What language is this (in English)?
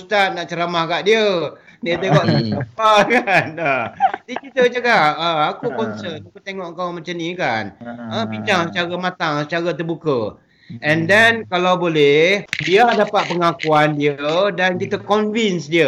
Malay